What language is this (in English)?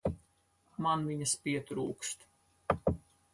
Latvian